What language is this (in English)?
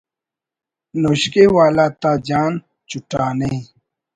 Brahui